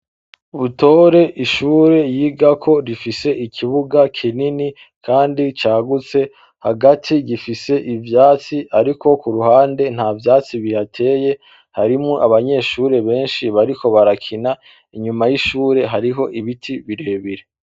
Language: Rundi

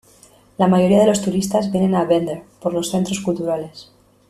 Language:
Spanish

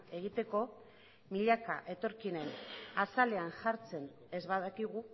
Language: Basque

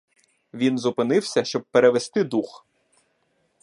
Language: Ukrainian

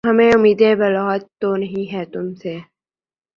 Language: Urdu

